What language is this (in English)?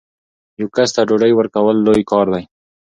Pashto